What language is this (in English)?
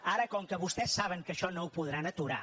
Catalan